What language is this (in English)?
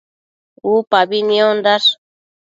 Matsés